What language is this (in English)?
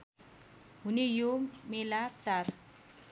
Nepali